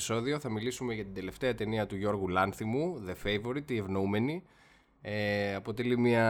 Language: Greek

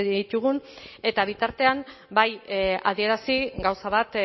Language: Basque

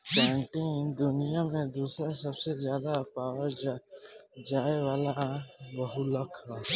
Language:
Bhojpuri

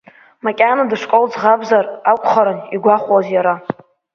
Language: Abkhazian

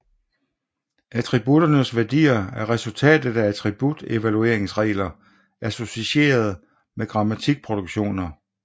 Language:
Danish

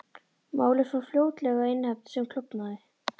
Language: Icelandic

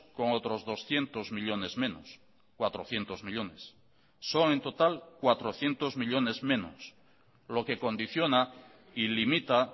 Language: Spanish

